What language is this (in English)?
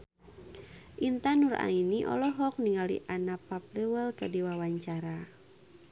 Sundanese